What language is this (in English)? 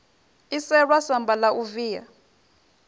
Venda